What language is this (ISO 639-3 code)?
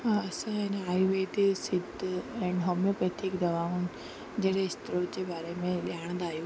snd